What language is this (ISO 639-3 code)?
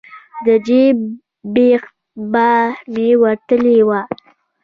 pus